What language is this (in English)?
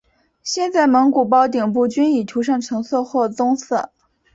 Chinese